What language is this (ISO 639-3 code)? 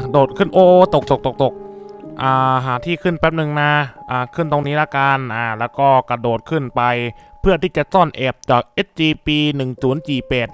tha